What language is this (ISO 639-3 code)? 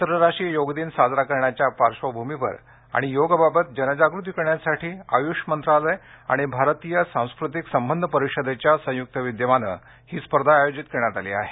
mar